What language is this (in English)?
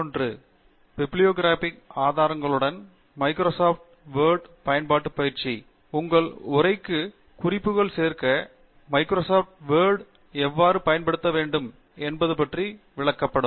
Tamil